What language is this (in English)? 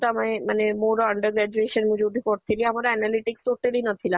Odia